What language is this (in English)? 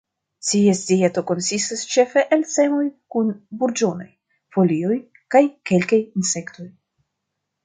Esperanto